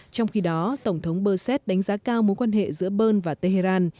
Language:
Vietnamese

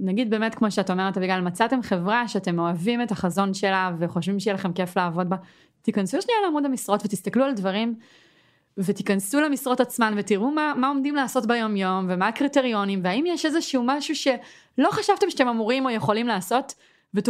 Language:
Hebrew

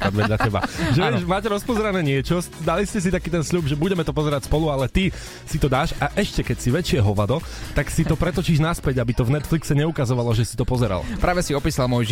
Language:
Slovak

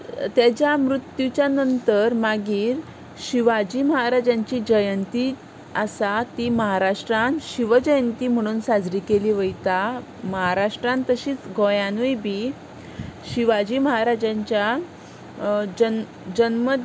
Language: Konkani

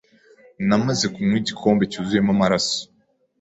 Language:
Kinyarwanda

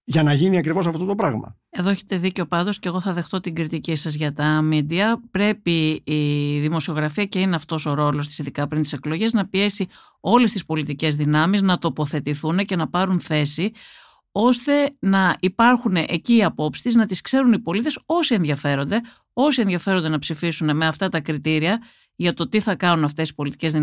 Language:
Greek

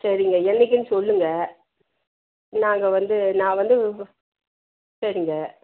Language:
Tamil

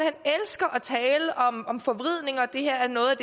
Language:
Danish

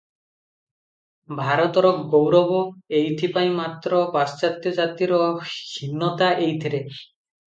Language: Odia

